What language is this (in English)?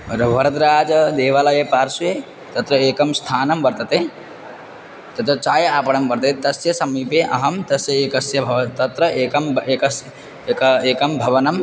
Sanskrit